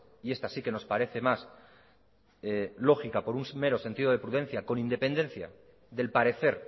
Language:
Spanish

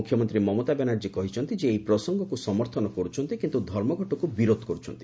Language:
Odia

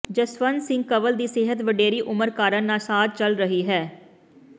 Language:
Punjabi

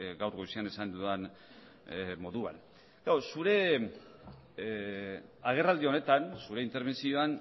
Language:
Basque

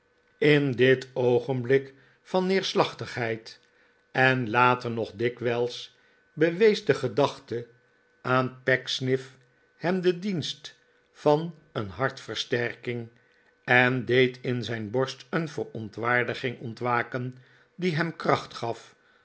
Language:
Dutch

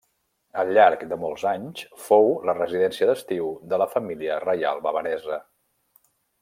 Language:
Catalan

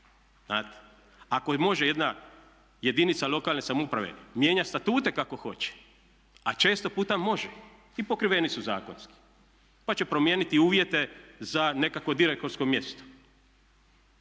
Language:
Croatian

